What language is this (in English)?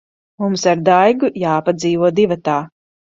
Latvian